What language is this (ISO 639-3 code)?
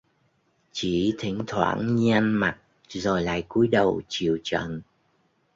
vie